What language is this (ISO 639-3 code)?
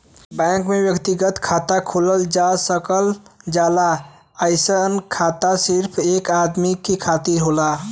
bho